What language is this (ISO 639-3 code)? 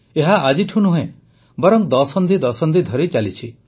ori